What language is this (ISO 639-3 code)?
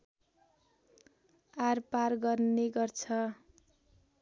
nep